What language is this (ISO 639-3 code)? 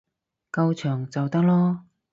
yue